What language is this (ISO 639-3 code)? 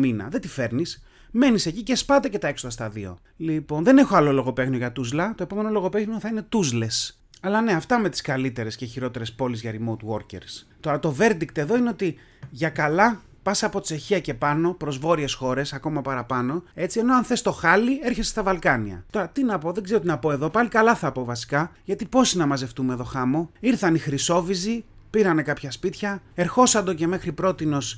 ell